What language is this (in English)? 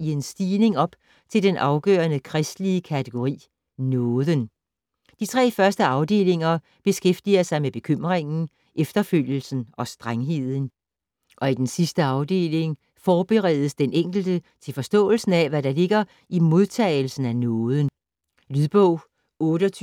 Danish